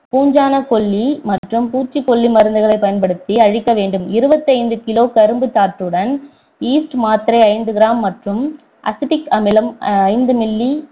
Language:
Tamil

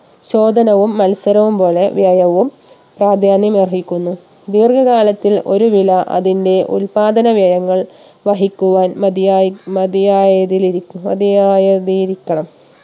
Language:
Malayalam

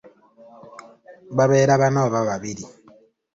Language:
Ganda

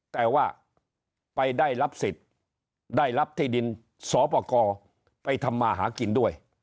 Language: Thai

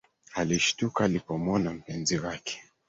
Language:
Swahili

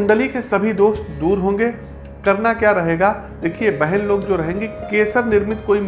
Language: Hindi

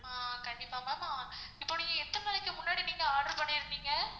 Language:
Tamil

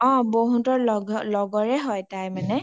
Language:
Assamese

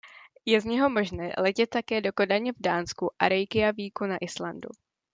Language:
Czech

